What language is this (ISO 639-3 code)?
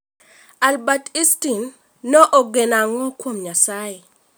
luo